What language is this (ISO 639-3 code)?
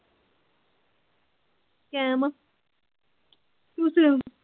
pan